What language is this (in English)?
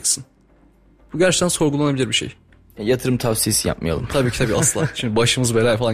Turkish